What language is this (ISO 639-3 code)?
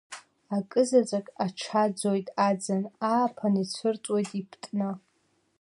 abk